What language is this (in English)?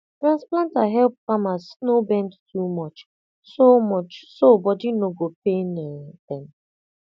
Nigerian Pidgin